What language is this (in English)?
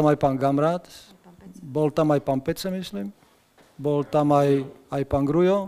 Slovak